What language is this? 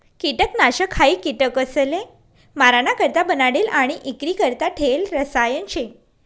Marathi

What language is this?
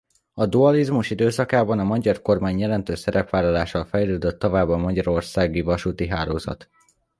Hungarian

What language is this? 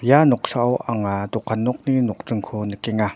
Garo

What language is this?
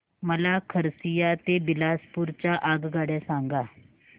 Marathi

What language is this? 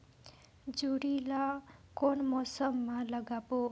Chhattisgarhi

